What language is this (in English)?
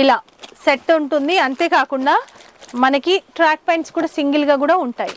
Telugu